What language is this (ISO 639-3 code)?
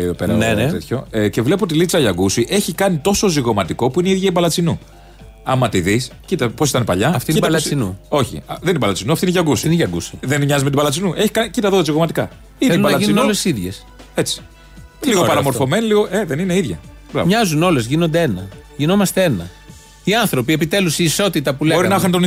ell